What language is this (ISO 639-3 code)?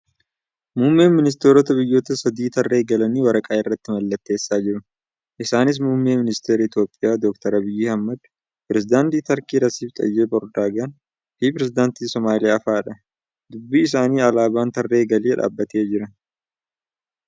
orm